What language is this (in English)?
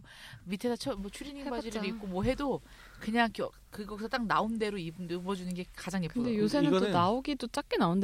Korean